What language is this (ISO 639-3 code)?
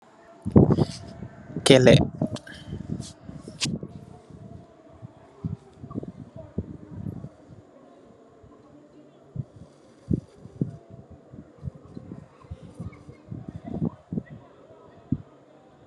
wol